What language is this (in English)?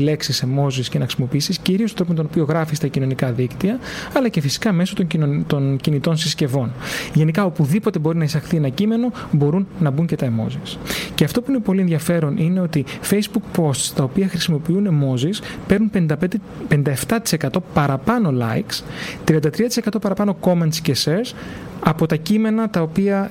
Greek